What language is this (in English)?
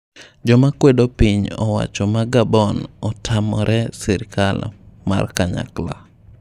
Luo (Kenya and Tanzania)